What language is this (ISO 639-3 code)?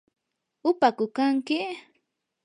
qur